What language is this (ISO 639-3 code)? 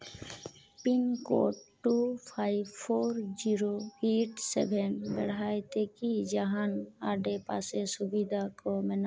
sat